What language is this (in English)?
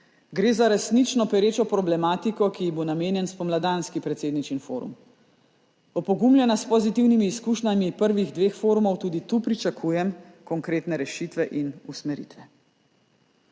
Slovenian